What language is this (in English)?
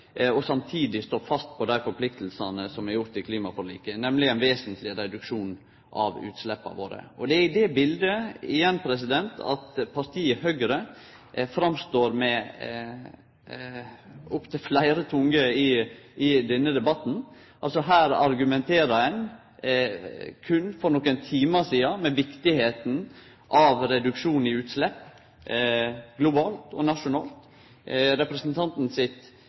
Norwegian Nynorsk